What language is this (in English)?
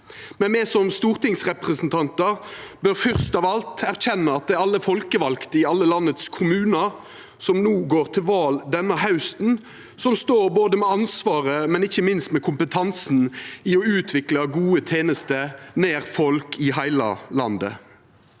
Norwegian